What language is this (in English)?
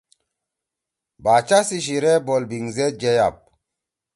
Torwali